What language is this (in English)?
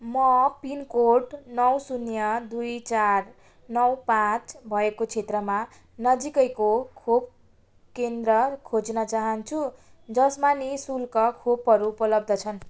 Nepali